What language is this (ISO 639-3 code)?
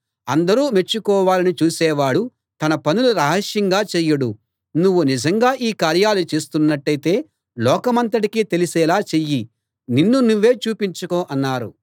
tel